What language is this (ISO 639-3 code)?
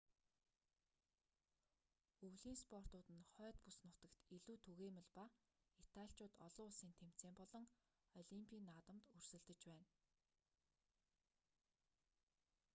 mon